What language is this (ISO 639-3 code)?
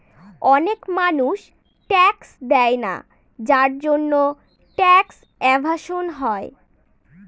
ben